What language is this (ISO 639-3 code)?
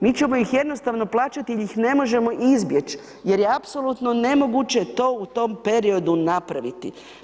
hrv